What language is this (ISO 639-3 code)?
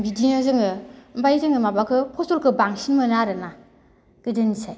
brx